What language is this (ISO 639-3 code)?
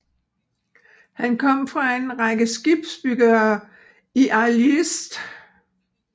dan